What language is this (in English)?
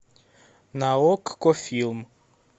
Russian